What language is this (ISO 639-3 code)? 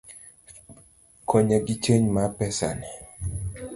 luo